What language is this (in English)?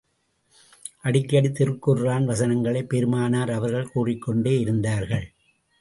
Tamil